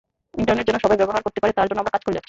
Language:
Bangla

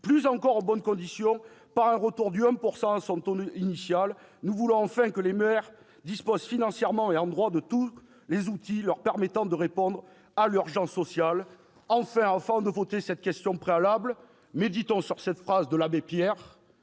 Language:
French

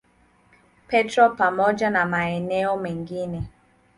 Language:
Swahili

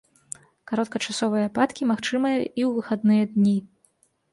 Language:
Belarusian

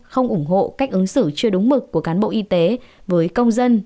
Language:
Vietnamese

